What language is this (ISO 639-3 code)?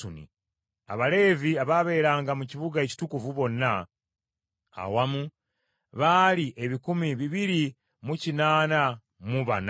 lug